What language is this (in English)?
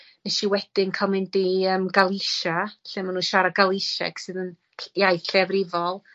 Welsh